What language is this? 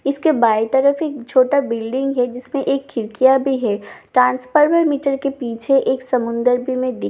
Hindi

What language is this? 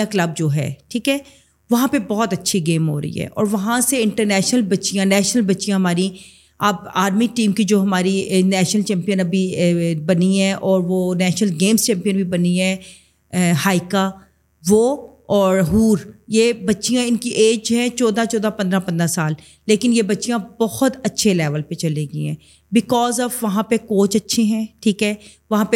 Urdu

